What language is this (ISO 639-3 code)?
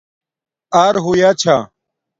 dmk